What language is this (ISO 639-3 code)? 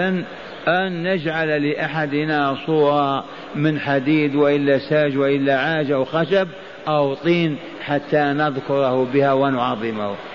ara